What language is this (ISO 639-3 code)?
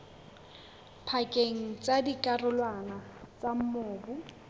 sot